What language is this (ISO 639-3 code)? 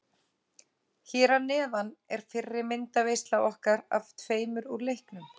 isl